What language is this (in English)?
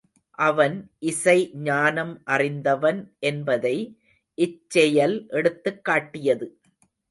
Tamil